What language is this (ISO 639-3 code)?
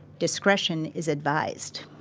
eng